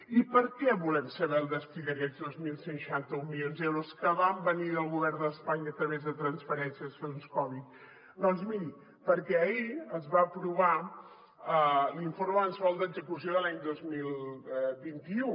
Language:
Catalan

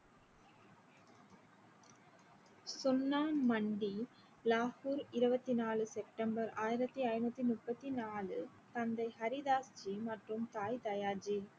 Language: Tamil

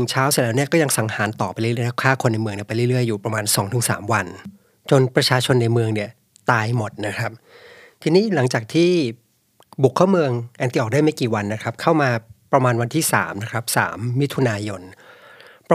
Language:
Thai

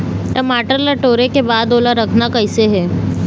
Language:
Chhattisgarhi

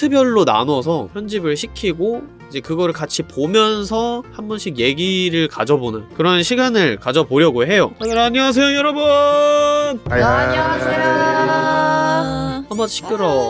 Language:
Korean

